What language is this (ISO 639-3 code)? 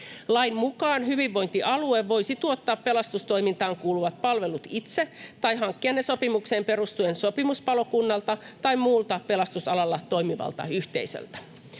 fin